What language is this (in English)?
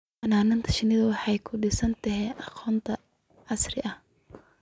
Somali